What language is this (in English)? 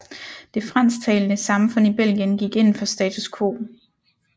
Danish